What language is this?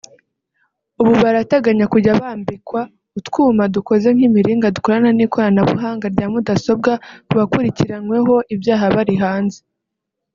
Kinyarwanda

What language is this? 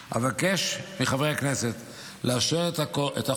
Hebrew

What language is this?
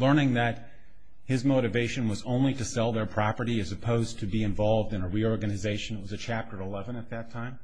English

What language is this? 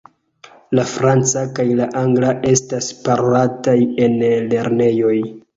Esperanto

